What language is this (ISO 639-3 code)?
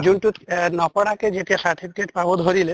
asm